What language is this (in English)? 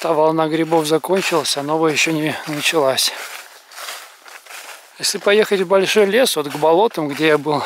Russian